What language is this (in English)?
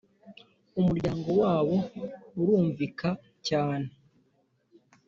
Kinyarwanda